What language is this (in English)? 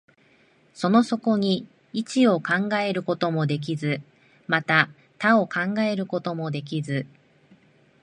Japanese